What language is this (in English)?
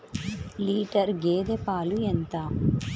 Telugu